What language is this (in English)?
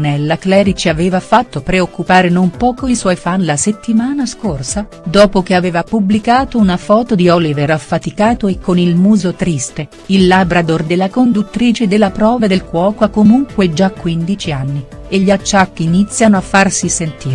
Italian